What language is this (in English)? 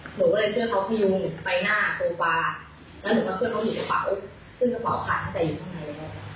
Thai